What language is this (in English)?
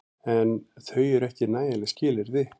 Icelandic